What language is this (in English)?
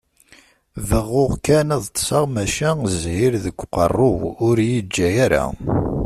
Kabyle